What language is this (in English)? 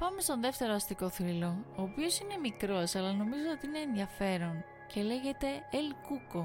Greek